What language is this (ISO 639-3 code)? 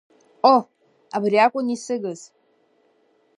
abk